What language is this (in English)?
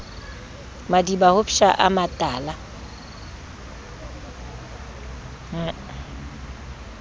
Southern Sotho